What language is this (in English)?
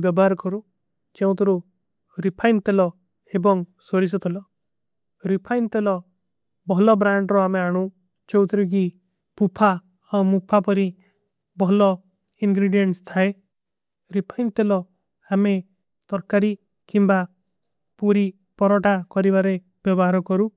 Kui (India)